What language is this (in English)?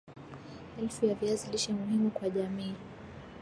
Swahili